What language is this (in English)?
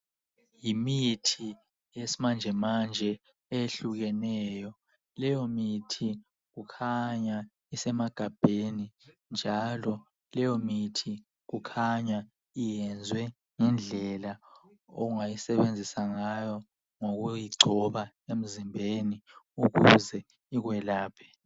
North Ndebele